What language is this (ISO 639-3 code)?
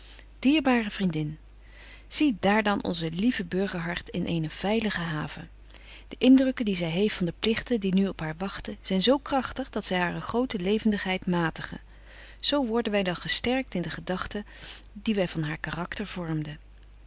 nld